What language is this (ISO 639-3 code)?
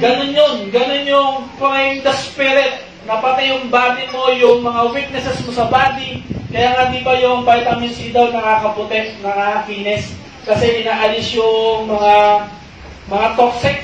fil